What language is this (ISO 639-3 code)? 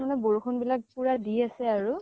asm